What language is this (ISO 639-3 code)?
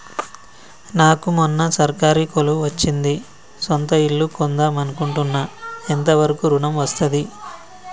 tel